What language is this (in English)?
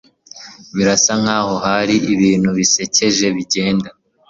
Kinyarwanda